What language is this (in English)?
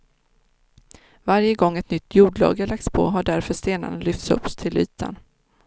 Swedish